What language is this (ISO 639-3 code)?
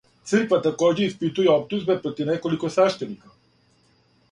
srp